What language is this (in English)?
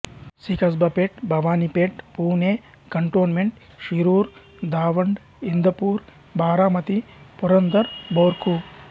Telugu